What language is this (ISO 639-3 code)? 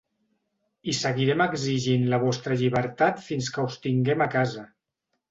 cat